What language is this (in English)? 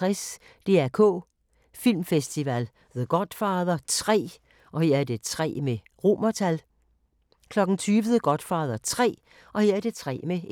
Danish